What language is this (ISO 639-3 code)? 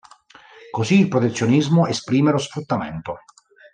ita